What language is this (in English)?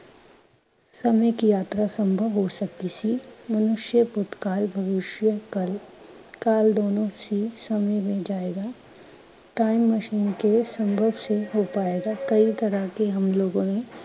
Punjabi